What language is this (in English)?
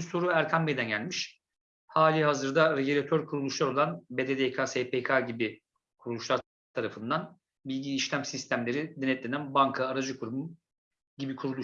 Turkish